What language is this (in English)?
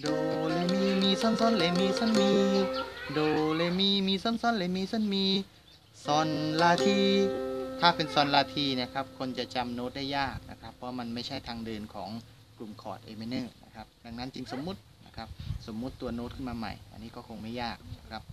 Thai